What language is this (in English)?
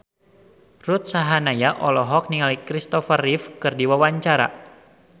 Sundanese